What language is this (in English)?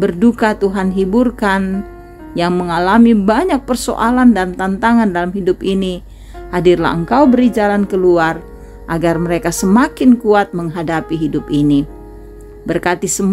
Indonesian